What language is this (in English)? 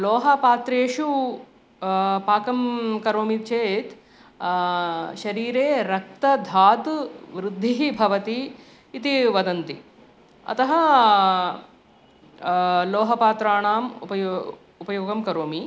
Sanskrit